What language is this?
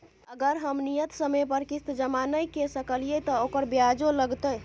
Maithili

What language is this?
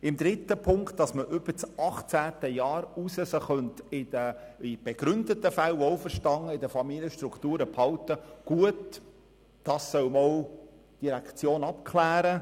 Swiss German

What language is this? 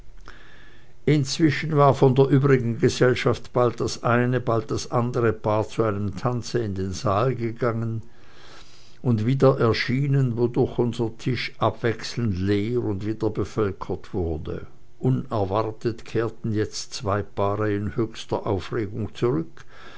German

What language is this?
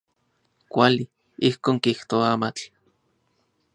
Central Puebla Nahuatl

